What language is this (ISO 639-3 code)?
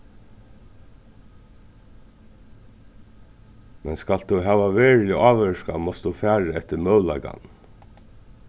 fao